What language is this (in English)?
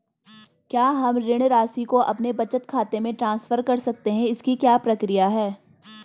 Hindi